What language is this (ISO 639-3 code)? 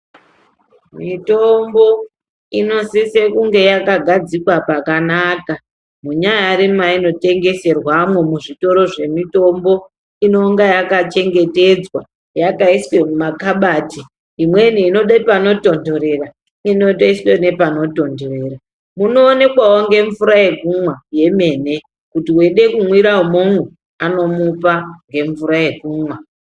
ndc